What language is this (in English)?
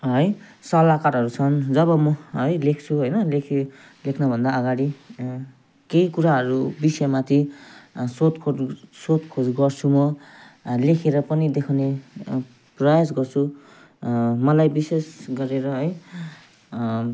Nepali